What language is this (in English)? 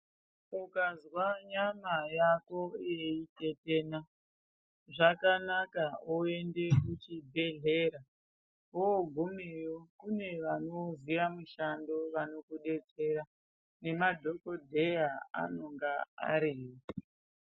Ndau